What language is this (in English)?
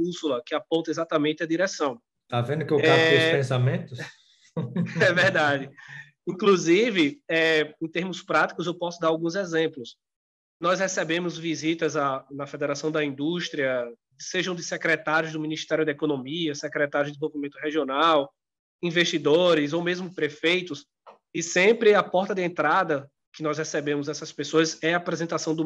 Portuguese